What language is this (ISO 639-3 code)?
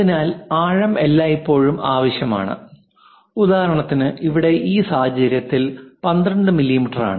mal